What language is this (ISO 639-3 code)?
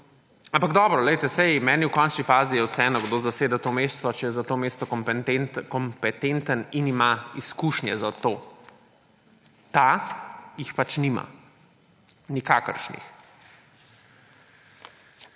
slv